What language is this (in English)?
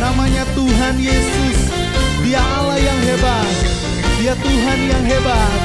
Indonesian